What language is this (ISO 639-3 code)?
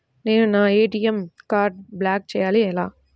tel